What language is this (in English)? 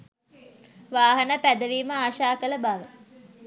Sinhala